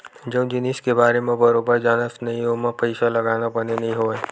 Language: Chhattisgarhi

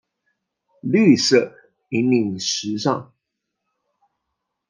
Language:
Chinese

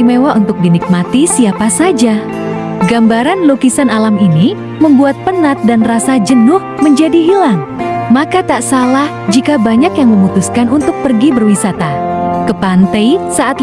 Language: Indonesian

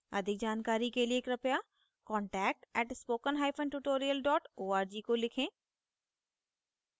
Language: Hindi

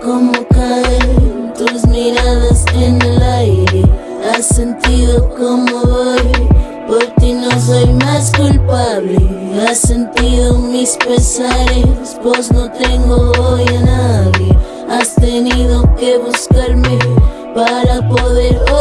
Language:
French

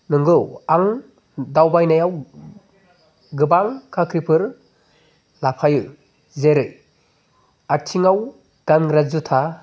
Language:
Bodo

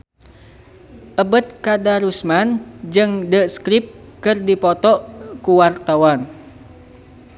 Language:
Sundanese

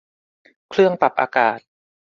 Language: Thai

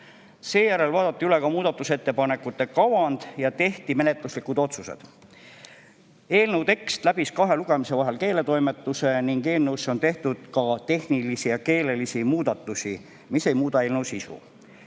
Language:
Estonian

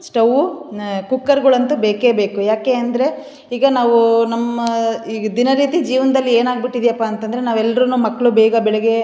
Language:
Kannada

